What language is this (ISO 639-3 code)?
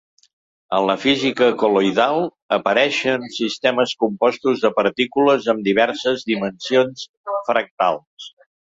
cat